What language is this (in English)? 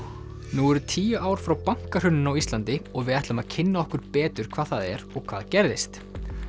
Icelandic